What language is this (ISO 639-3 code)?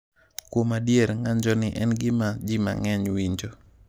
luo